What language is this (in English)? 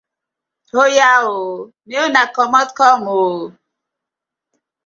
Nigerian Pidgin